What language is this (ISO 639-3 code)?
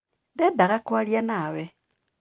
kik